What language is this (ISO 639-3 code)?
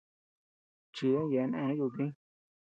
cux